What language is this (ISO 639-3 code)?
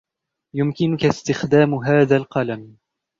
ara